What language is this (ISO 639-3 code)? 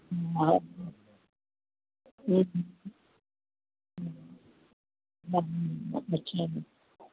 snd